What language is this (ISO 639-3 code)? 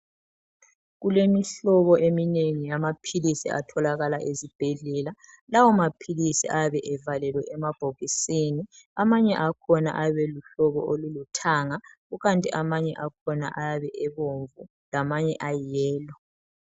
nde